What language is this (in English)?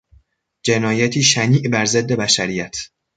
Persian